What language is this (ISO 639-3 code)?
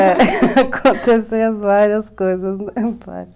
por